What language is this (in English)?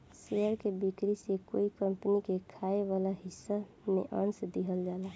Bhojpuri